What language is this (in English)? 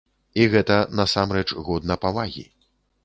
Belarusian